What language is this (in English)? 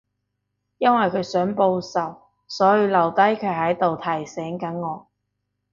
Cantonese